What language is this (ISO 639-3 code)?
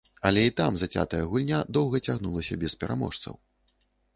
bel